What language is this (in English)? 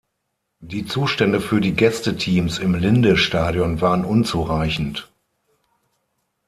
German